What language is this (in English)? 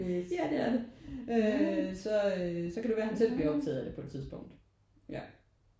Danish